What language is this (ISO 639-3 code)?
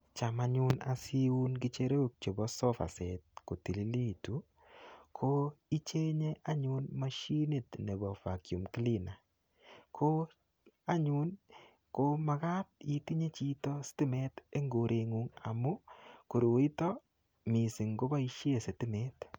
kln